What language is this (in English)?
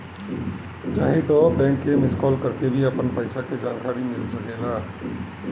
Bhojpuri